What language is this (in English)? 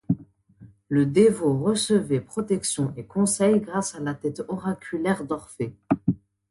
French